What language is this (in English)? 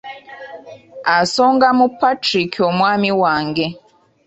Ganda